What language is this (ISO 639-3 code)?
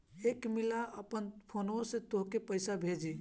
bho